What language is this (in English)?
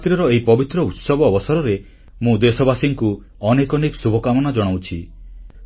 Odia